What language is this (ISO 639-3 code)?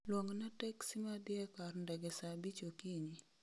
luo